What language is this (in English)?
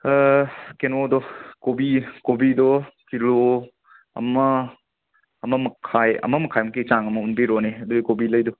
Manipuri